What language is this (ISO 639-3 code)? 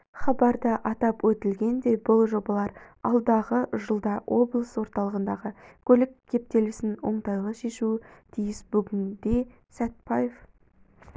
kaz